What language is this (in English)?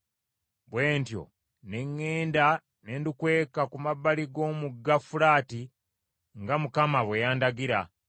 Ganda